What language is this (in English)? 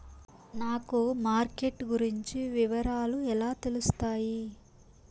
Telugu